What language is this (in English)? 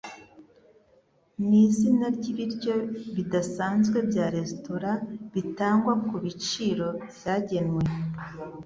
Kinyarwanda